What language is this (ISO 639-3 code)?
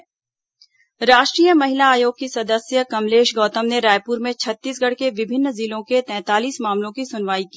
hin